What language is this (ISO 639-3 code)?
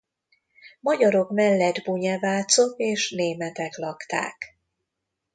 hun